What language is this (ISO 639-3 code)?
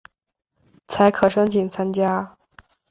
zho